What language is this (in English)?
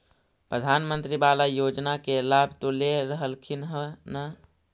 Magahi